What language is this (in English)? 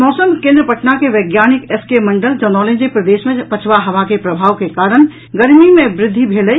Maithili